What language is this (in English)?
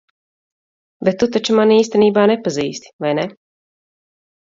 Latvian